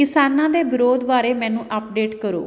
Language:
Punjabi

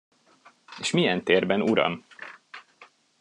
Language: Hungarian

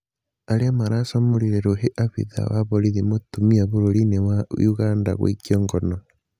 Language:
Kikuyu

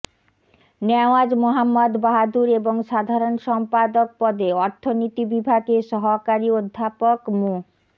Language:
Bangla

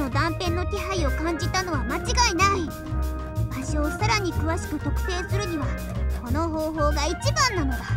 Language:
Japanese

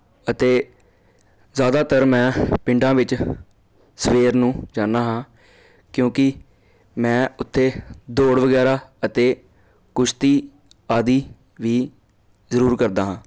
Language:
Punjabi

